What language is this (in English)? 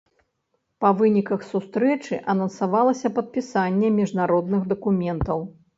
Belarusian